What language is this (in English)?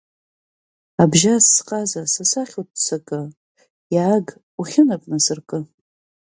Abkhazian